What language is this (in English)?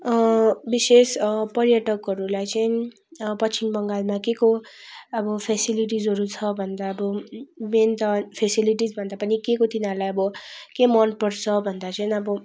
Nepali